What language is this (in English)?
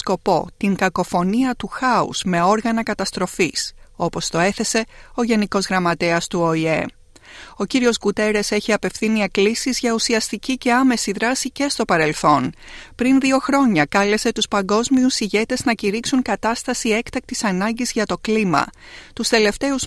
Greek